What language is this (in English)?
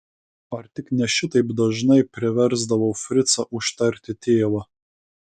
Lithuanian